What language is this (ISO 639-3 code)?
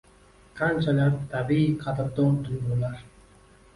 uzb